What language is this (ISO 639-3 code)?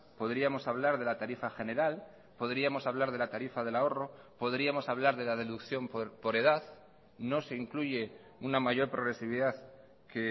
spa